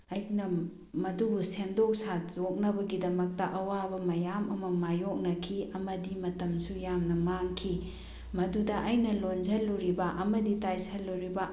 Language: Manipuri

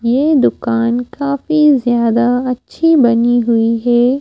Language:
Hindi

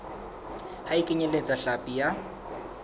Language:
Southern Sotho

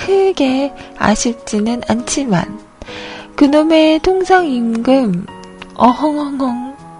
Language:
Korean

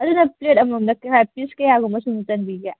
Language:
Manipuri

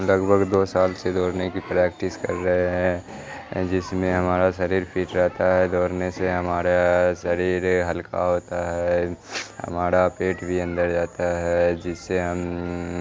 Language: Urdu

